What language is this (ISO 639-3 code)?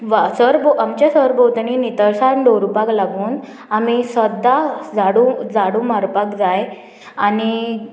kok